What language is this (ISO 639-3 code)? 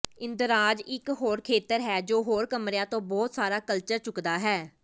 pan